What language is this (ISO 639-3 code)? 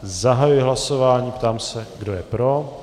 ces